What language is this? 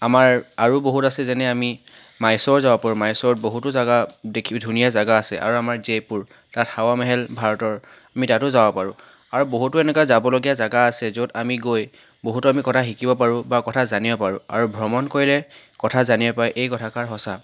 Assamese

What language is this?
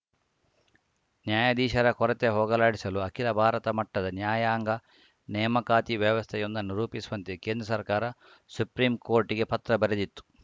Kannada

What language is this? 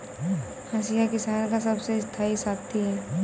Hindi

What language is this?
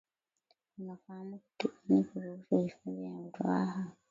Swahili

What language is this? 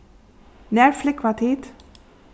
Faroese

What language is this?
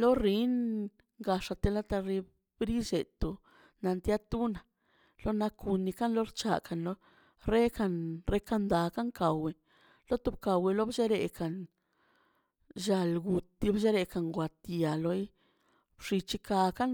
Mazaltepec Zapotec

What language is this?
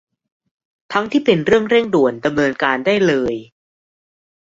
Thai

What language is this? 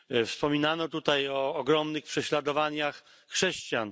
Polish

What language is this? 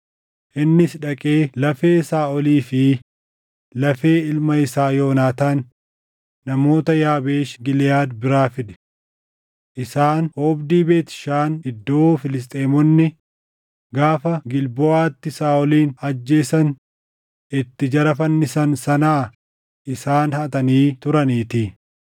Oromo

